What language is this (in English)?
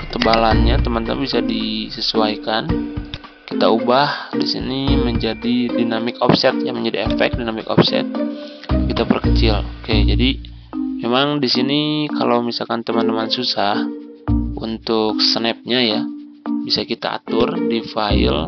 Indonesian